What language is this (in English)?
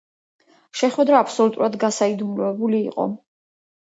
Georgian